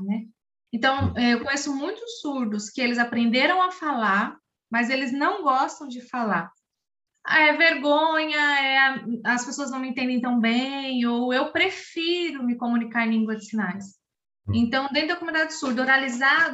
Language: Portuguese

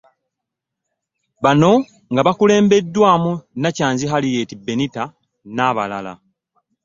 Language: Ganda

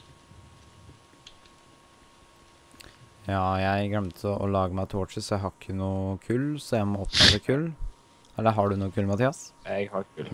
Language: Norwegian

